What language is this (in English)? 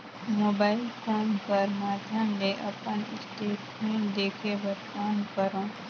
Chhattisgarhi